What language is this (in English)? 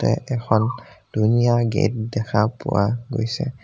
Assamese